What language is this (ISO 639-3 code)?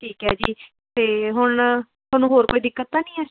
pan